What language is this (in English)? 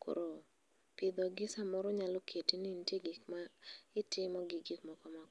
Luo (Kenya and Tanzania)